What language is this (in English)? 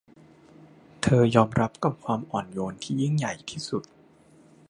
Thai